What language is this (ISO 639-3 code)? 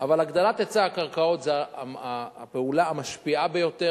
heb